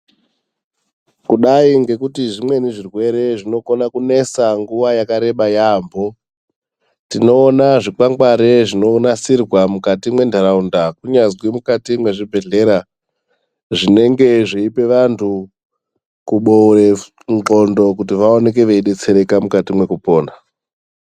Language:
Ndau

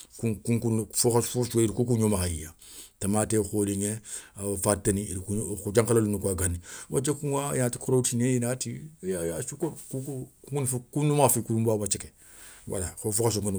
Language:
Soninke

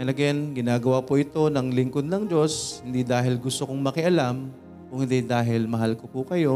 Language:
Filipino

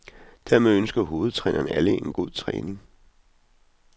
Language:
Danish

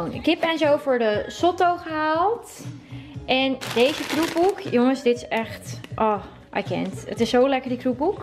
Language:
Dutch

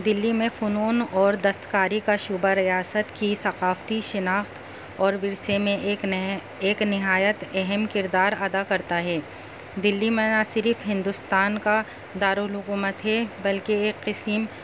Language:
Urdu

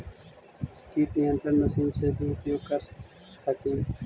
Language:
Magahi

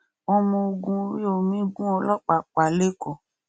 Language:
Yoruba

